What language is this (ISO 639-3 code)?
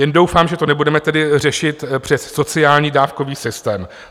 ces